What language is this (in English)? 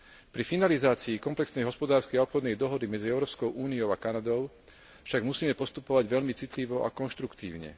Slovak